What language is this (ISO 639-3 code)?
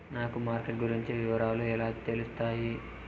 tel